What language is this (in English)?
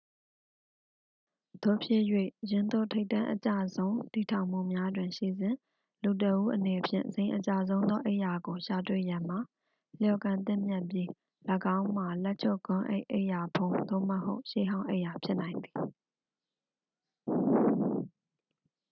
Burmese